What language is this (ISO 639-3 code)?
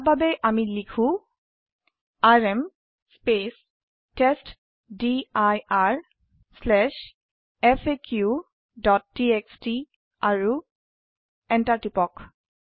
asm